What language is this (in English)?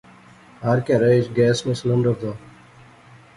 Pahari-Potwari